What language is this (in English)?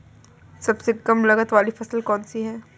Hindi